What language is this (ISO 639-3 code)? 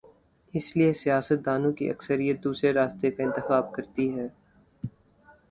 urd